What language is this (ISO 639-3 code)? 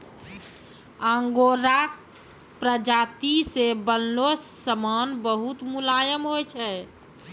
mai